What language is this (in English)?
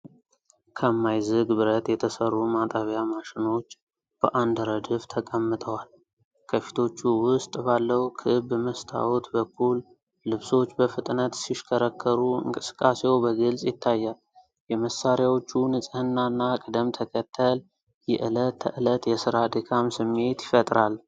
Amharic